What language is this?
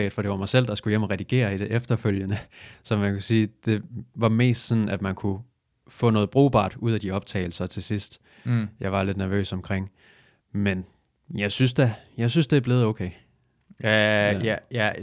Danish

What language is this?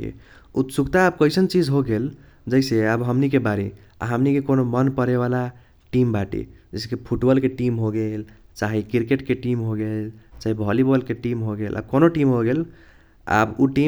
Kochila Tharu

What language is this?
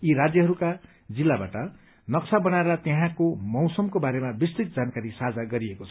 Nepali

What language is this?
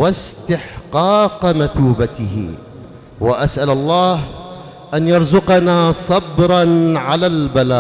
Arabic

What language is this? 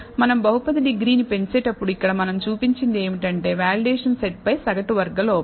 Telugu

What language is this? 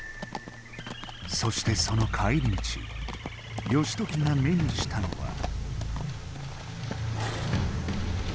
Japanese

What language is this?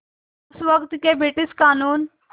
Hindi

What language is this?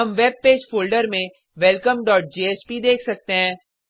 Hindi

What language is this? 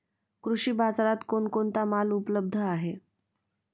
Marathi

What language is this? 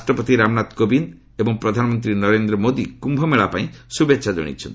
Odia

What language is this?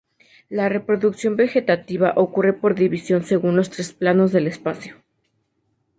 Spanish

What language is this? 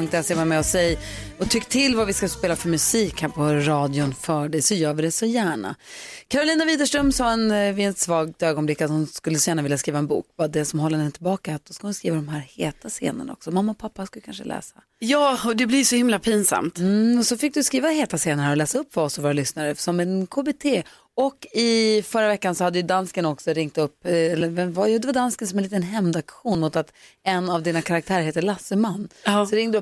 Swedish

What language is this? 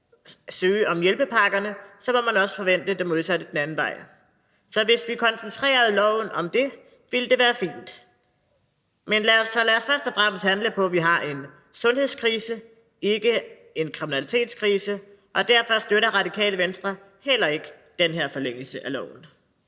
Danish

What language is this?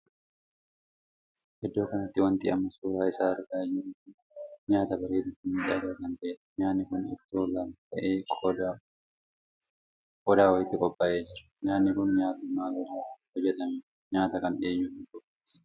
Oromo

